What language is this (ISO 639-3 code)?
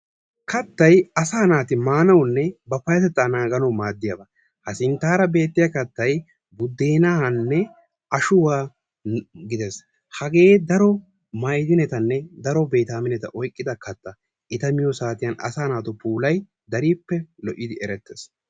wal